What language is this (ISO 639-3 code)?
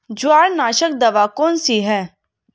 hin